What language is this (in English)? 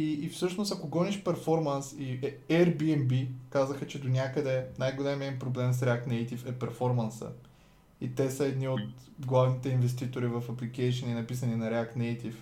Bulgarian